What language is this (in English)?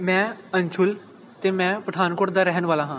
Punjabi